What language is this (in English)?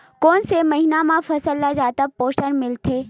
Chhattisgarhi